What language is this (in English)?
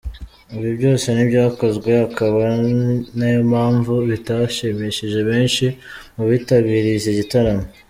Kinyarwanda